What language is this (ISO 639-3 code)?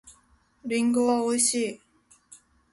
jpn